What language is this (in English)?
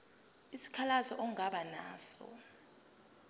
Zulu